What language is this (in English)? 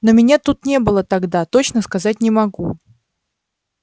Russian